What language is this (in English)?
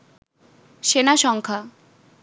Bangla